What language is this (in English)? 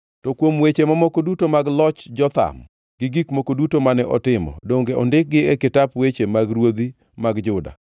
Luo (Kenya and Tanzania)